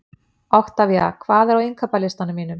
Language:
Icelandic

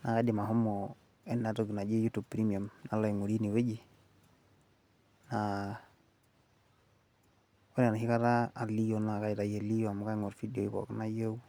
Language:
Masai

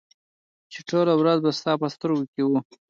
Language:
Pashto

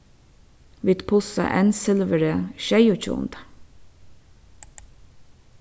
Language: Faroese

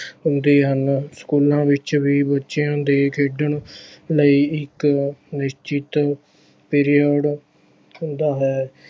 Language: Punjabi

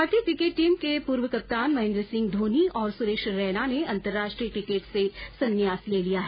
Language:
Hindi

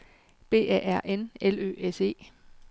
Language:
Danish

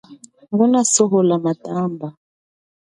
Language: Chokwe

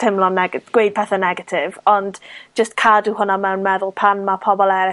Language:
Welsh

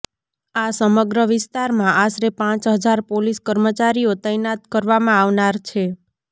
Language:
Gujarati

